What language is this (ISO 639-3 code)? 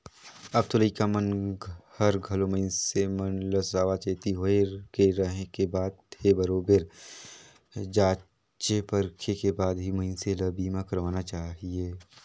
hne